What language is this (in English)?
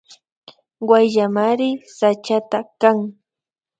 Imbabura Highland Quichua